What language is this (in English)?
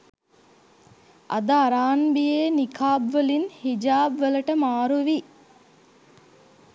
Sinhala